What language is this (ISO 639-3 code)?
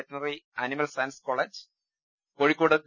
mal